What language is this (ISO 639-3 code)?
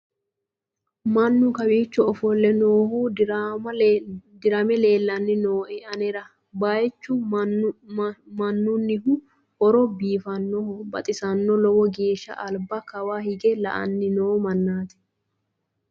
sid